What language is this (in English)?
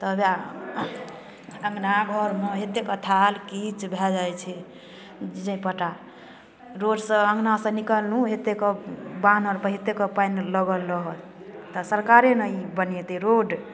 Maithili